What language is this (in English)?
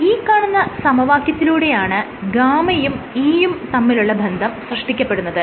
Malayalam